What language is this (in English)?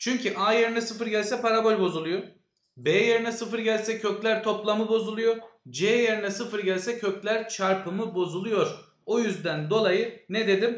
Turkish